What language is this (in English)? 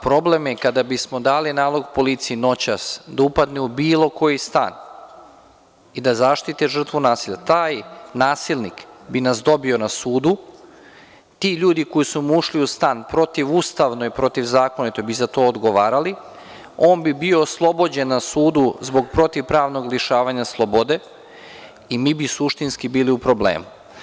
Serbian